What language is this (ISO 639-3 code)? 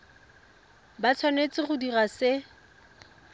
tsn